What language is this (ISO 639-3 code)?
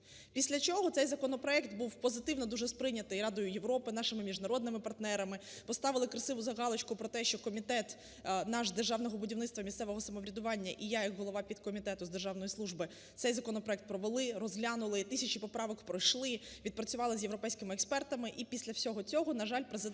ukr